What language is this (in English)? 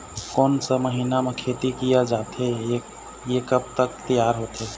Chhattisgarhi